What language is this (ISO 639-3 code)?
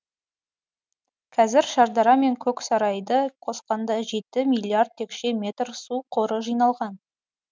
kaz